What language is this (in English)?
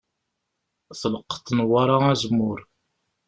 Kabyle